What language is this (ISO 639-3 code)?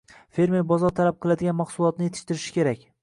uzb